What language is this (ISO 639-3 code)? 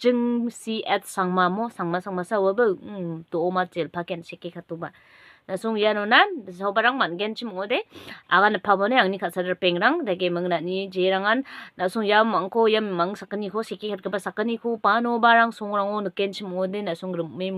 fil